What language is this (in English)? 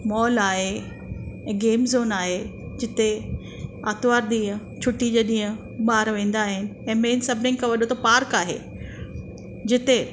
Sindhi